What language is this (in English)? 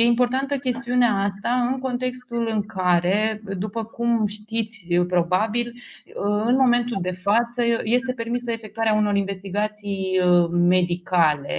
Romanian